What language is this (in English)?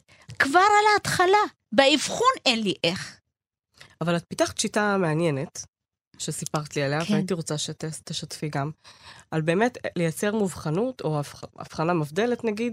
Hebrew